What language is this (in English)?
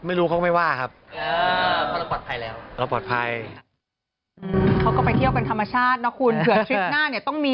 Thai